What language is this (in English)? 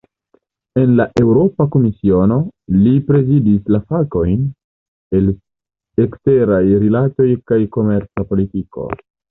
Esperanto